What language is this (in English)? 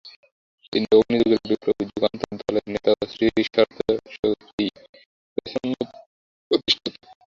Bangla